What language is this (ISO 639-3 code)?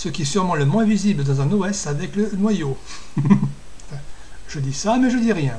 fra